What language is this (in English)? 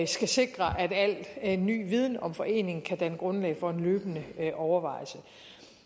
Danish